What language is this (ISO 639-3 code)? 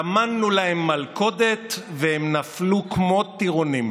heb